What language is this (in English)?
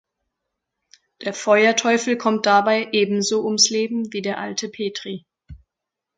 German